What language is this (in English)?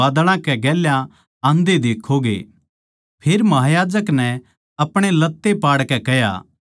Haryanvi